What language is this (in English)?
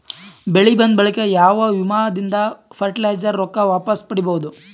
Kannada